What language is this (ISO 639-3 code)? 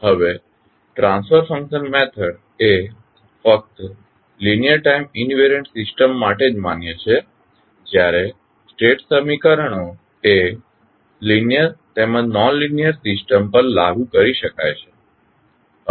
guj